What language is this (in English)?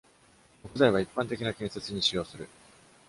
Japanese